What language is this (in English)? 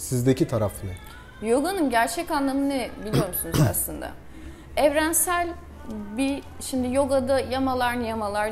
Turkish